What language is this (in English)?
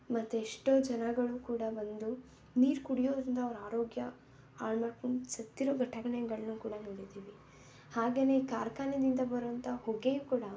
Kannada